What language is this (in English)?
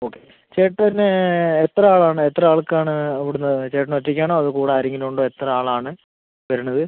Malayalam